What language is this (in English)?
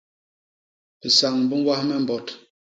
Basaa